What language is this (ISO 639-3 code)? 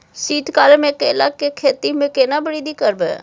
mai